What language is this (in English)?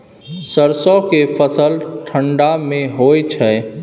Maithili